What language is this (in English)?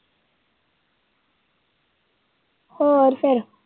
Punjabi